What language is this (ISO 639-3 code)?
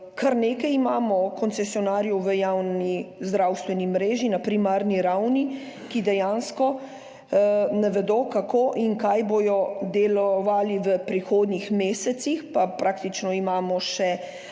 slv